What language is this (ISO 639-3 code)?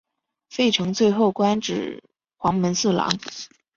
zho